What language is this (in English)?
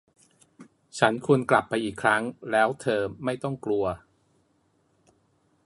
Thai